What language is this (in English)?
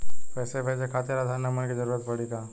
Bhojpuri